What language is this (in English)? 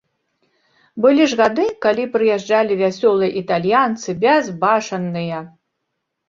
Belarusian